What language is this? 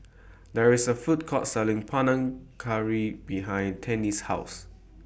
English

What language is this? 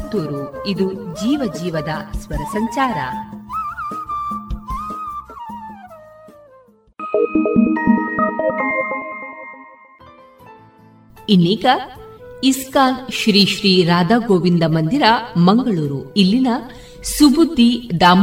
Kannada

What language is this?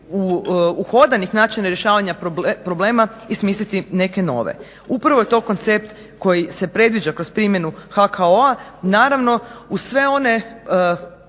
Croatian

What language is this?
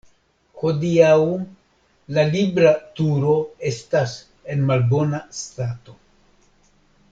Esperanto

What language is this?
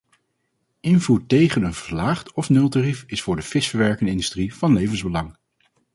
Dutch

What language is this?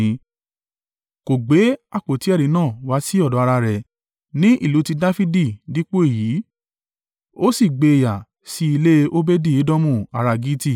Yoruba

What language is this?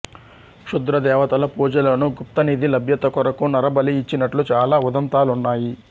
Telugu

